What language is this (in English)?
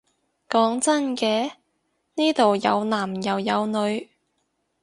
Cantonese